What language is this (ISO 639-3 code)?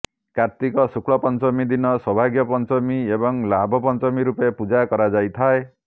ori